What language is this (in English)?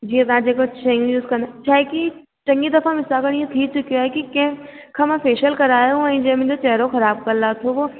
Sindhi